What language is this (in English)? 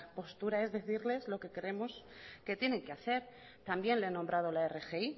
Spanish